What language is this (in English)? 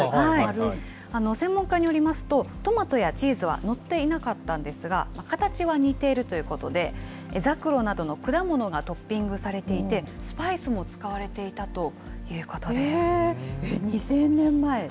Japanese